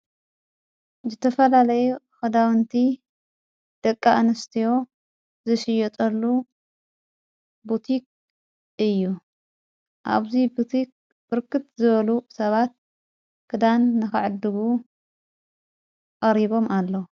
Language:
Tigrinya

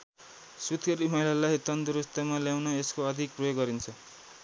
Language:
Nepali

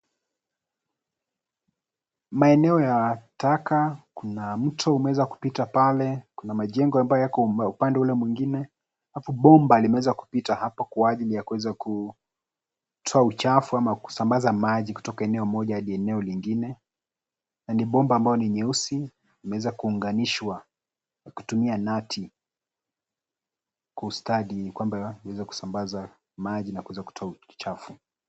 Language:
Swahili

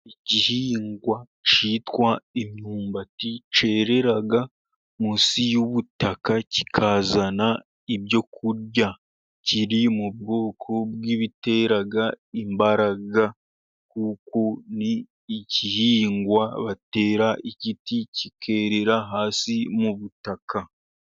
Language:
Kinyarwanda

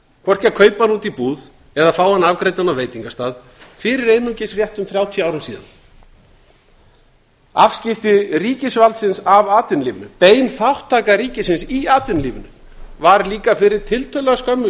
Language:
Icelandic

